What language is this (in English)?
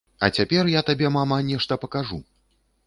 Belarusian